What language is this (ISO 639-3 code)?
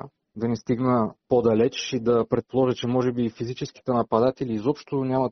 bul